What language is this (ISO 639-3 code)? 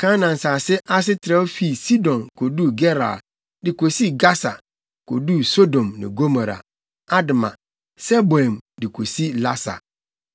aka